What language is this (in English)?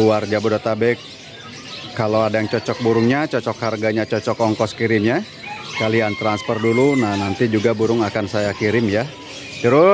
Indonesian